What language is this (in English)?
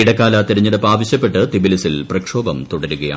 Malayalam